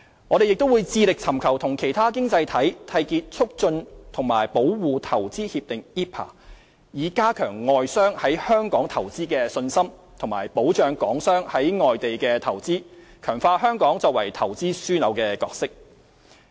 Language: Cantonese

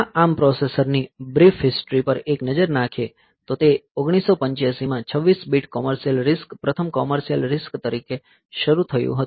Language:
Gujarati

